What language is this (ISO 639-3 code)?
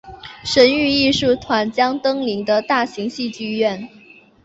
zho